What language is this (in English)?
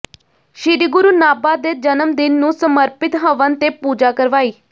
Punjabi